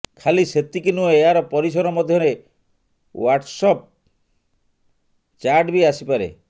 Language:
Odia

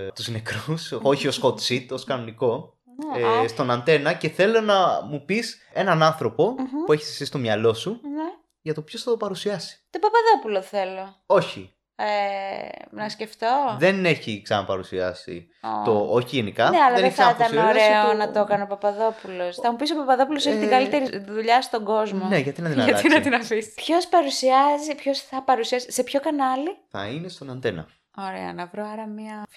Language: Greek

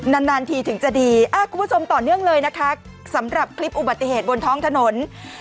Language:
Thai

